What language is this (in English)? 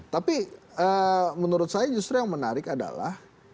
Indonesian